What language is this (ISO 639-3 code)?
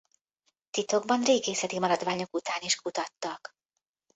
hun